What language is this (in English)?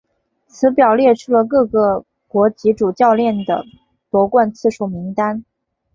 Chinese